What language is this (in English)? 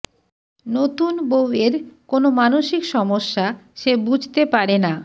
Bangla